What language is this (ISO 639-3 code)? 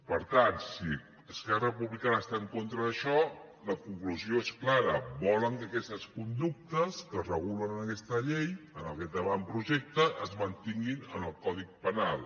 cat